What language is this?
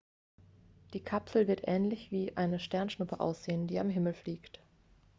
German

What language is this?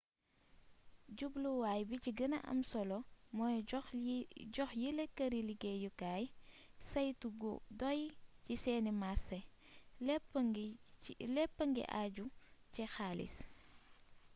Wolof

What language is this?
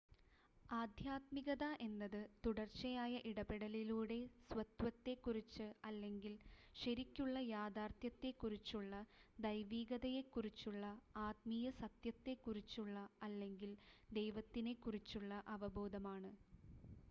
Malayalam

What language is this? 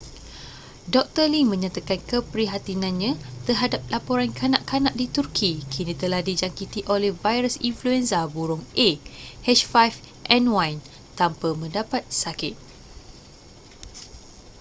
Malay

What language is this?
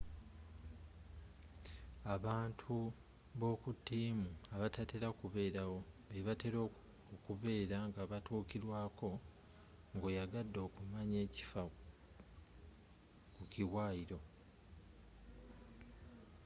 Ganda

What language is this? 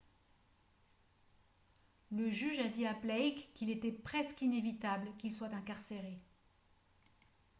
French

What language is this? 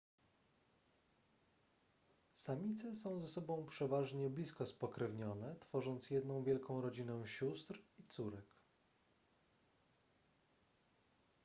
Polish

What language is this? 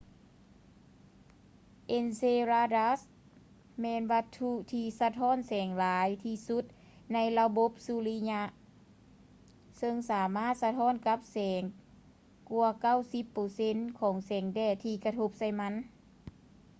Lao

